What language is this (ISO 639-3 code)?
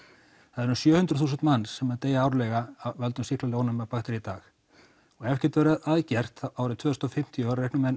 isl